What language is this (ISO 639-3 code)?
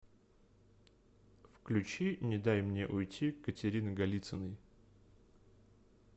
rus